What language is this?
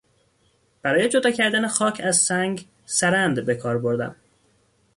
Persian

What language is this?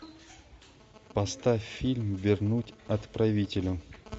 Russian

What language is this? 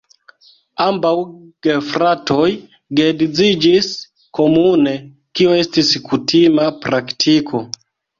Esperanto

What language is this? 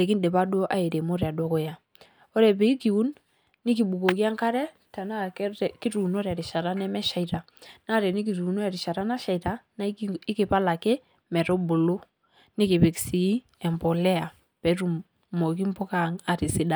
Masai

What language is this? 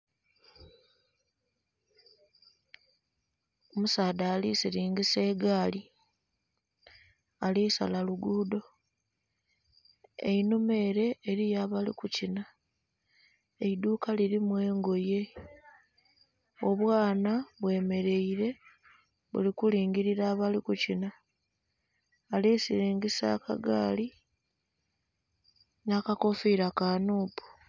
Soga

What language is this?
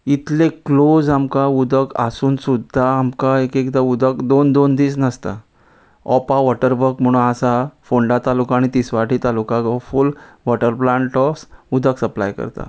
Konkani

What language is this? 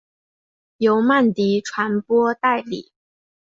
Chinese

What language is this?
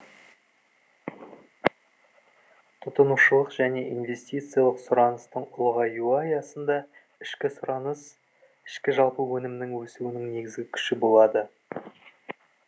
Kazakh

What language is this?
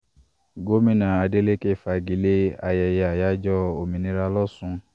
Yoruba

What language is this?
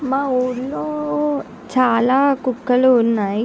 Telugu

